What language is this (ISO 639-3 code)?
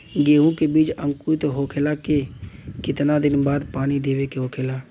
bho